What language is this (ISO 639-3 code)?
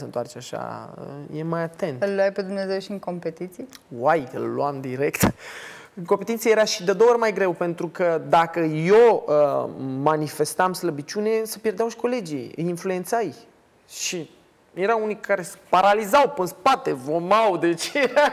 ron